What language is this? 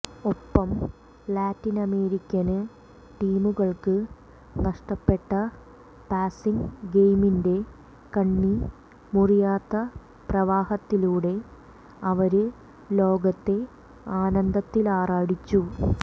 Malayalam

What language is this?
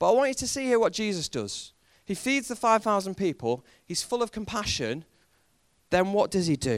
English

